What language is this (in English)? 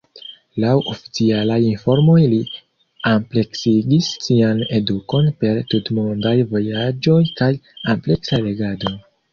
Esperanto